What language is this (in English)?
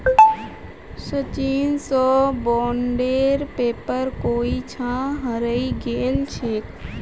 Magahi